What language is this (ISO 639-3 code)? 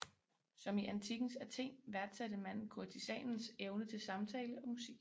dan